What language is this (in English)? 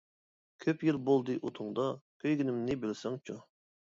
Uyghur